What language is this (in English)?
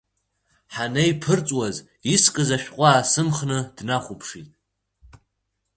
Abkhazian